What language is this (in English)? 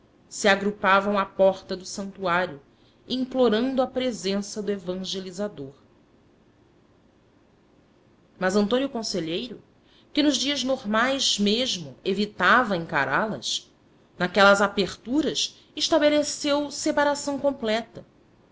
Portuguese